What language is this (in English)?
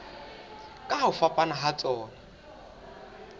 Southern Sotho